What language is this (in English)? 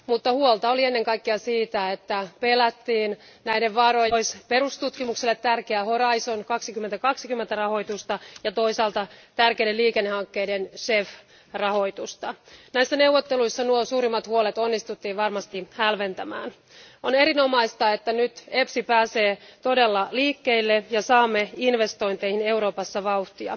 Finnish